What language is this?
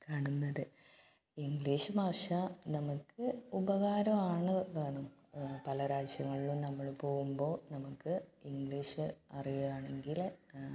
Malayalam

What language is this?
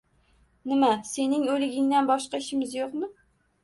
Uzbek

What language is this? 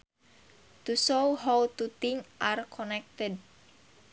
Sundanese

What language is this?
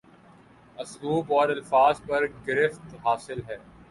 Urdu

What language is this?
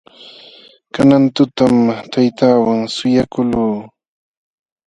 Jauja Wanca Quechua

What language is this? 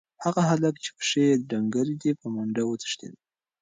Pashto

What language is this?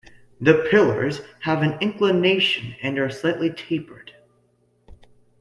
English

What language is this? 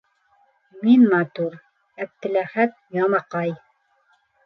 Bashkir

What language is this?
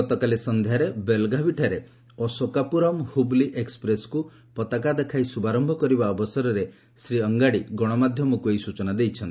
Odia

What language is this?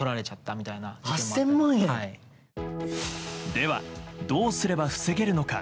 Japanese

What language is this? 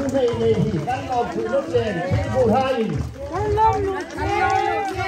Thai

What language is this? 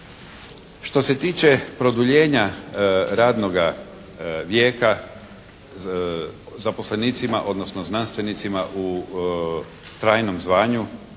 Croatian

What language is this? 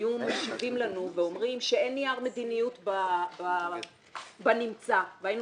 Hebrew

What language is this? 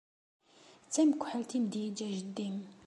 Kabyle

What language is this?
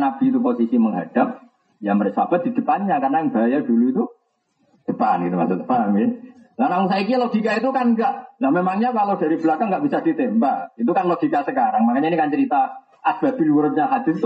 Indonesian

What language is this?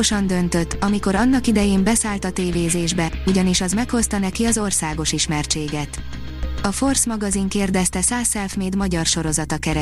Hungarian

